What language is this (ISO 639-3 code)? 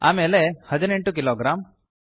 kan